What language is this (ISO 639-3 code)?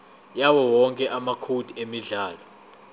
zul